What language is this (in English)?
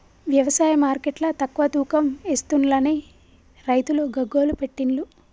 Telugu